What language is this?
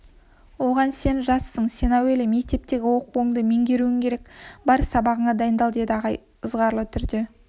Kazakh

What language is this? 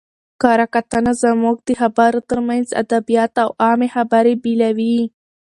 Pashto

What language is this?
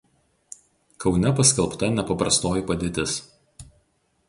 Lithuanian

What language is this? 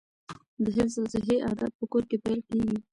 Pashto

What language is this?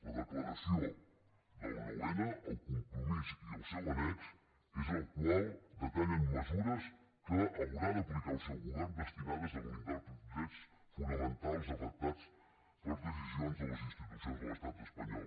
Catalan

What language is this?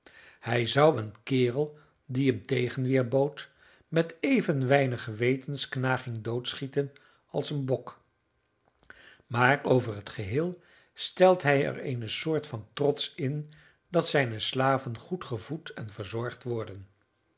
Dutch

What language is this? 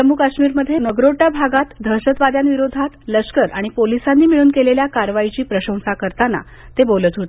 Marathi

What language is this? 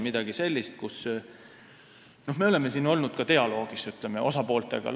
Estonian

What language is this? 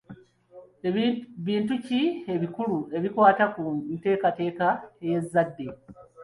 Ganda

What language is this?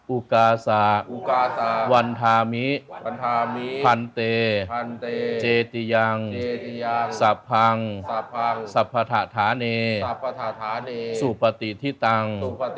Thai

